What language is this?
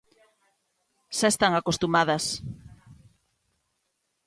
Galician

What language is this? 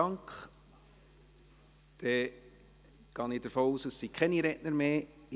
Swiss German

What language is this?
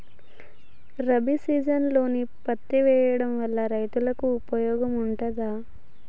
Telugu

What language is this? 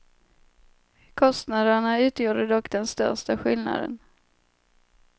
Swedish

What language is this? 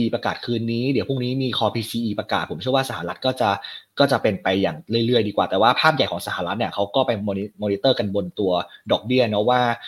Thai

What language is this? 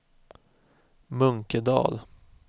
Swedish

